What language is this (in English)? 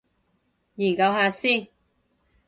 Cantonese